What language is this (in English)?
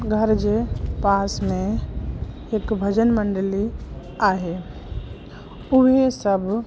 Sindhi